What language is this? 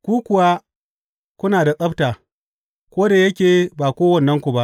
Hausa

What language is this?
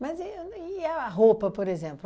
Portuguese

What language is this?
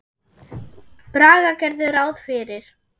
Icelandic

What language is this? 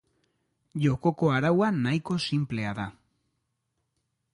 Basque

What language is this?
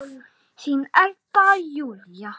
Icelandic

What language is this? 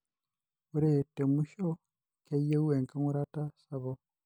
Masai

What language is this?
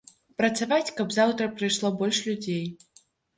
Belarusian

